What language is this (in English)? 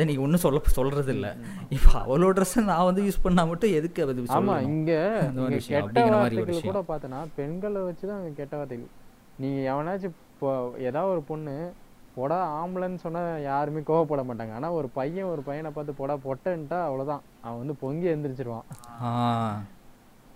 Tamil